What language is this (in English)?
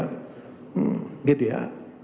Indonesian